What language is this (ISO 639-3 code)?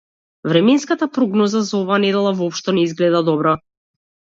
mkd